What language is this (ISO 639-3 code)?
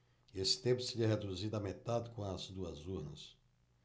por